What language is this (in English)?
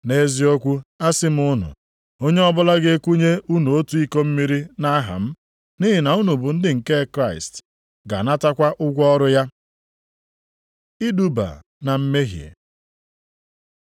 Igbo